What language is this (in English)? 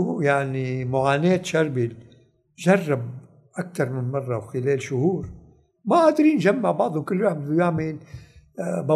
Arabic